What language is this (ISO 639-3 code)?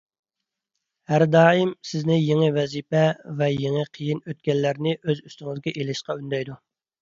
uig